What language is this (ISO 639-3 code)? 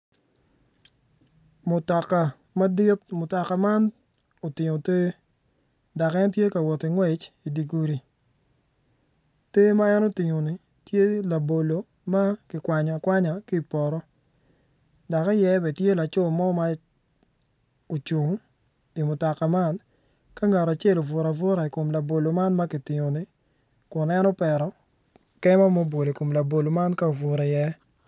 ach